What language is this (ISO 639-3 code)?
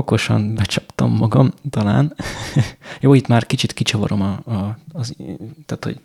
hun